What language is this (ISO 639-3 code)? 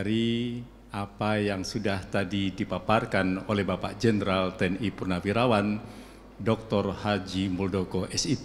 ind